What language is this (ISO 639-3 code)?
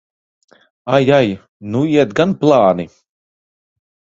lav